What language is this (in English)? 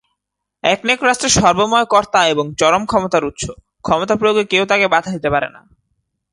Bangla